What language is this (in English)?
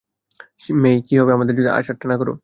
Bangla